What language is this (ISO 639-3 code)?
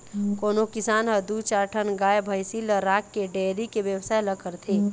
hne